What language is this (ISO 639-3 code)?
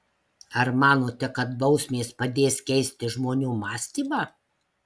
lit